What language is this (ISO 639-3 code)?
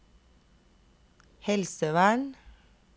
nor